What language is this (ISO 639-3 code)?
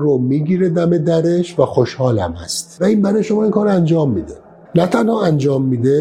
fas